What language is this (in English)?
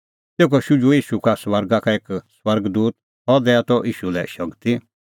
Kullu Pahari